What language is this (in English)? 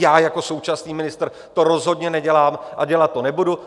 Czech